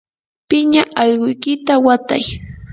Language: Yanahuanca Pasco Quechua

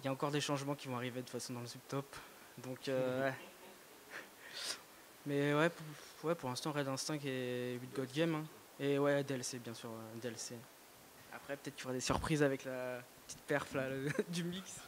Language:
French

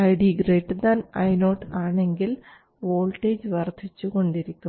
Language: Malayalam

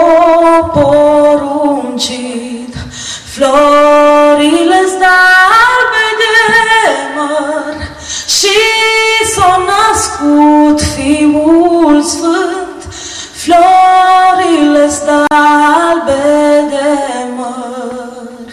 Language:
Romanian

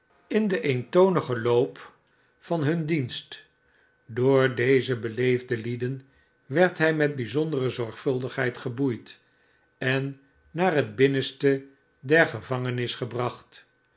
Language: Dutch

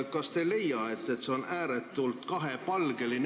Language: Estonian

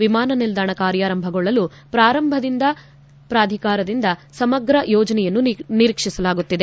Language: Kannada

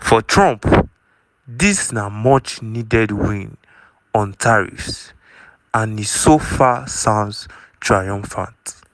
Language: Nigerian Pidgin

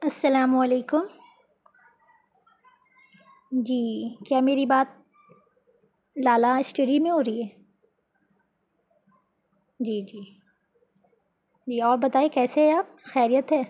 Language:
Urdu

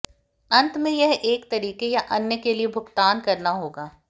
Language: Hindi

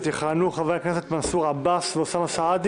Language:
Hebrew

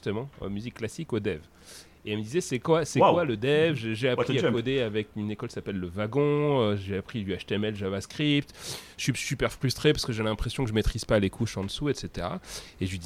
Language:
French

